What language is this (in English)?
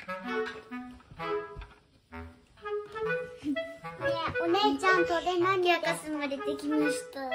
Japanese